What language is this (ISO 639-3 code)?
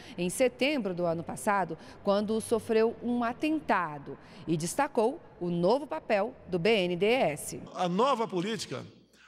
por